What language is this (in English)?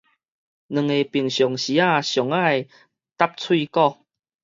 Min Nan Chinese